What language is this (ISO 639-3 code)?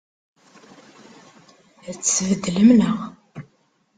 kab